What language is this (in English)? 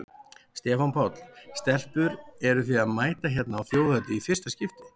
Icelandic